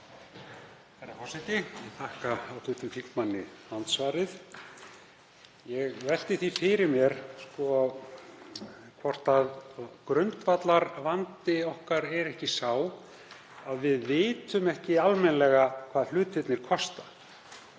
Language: Icelandic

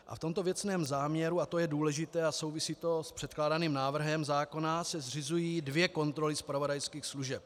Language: Czech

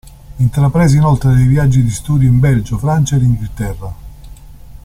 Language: Italian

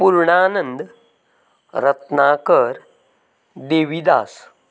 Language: Konkani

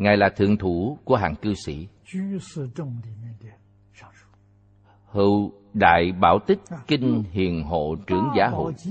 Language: Vietnamese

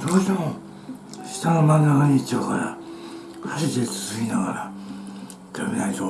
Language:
Japanese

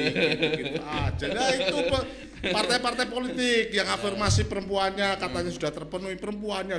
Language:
Indonesian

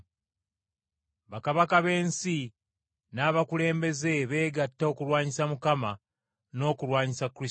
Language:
Ganda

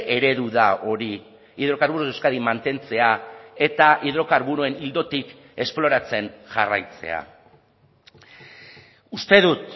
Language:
Basque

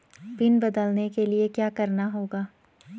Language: Hindi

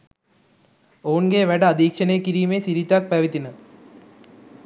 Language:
Sinhala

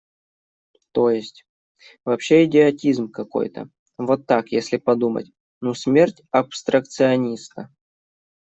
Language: Russian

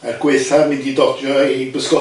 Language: Welsh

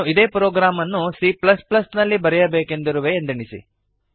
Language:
Kannada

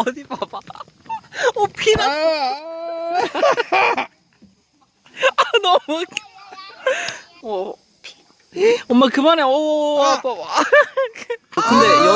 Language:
Korean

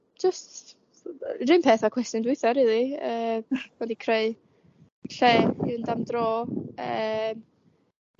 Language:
Welsh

